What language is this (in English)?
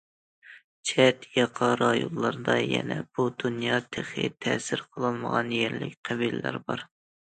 Uyghur